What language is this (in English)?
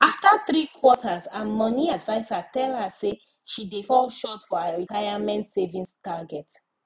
Nigerian Pidgin